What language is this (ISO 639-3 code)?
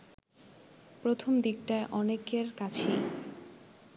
ben